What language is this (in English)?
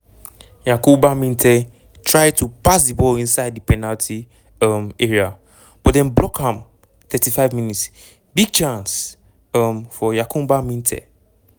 Nigerian Pidgin